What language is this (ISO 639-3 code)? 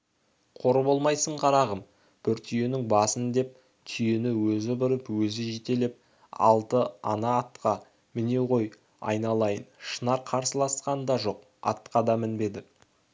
kaz